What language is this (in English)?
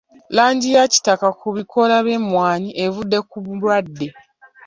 Ganda